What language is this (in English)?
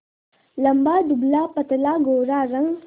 Hindi